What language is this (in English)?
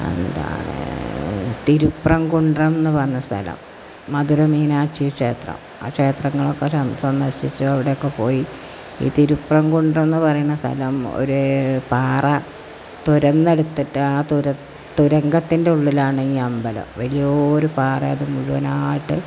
Malayalam